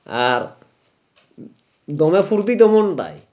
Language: Bangla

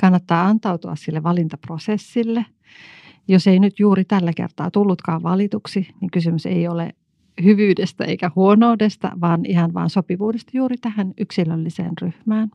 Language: Finnish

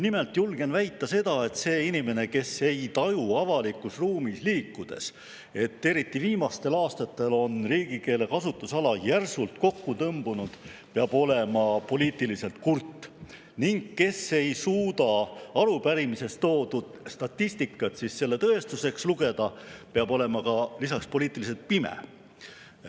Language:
Estonian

